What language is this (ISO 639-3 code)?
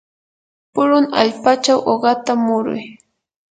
qur